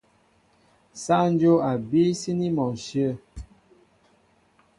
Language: Mbo (Cameroon)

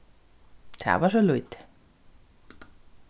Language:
Faroese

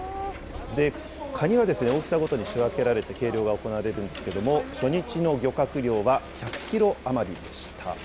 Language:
Japanese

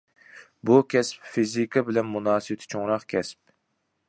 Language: Uyghur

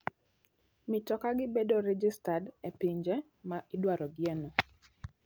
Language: Luo (Kenya and Tanzania)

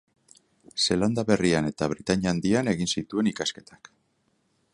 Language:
Basque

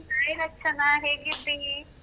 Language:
Kannada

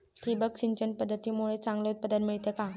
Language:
Marathi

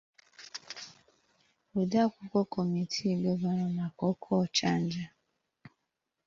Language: Igbo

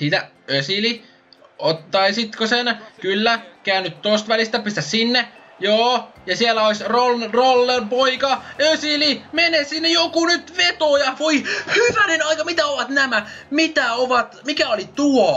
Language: Finnish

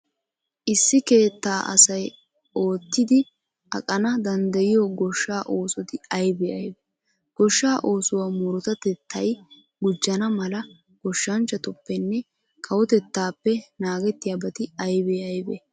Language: Wolaytta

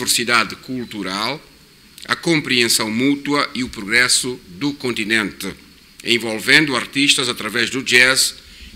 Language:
Portuguese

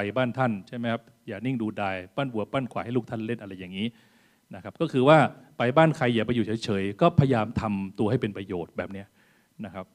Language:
Thai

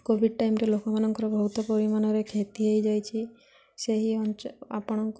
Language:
Odia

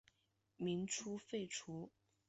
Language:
Chinese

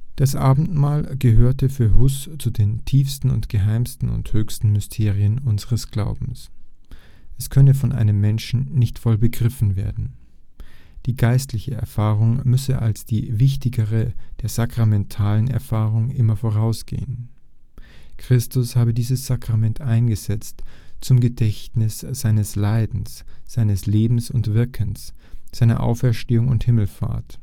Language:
German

